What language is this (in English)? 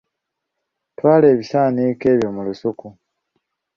Ganda